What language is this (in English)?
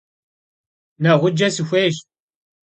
Kabardian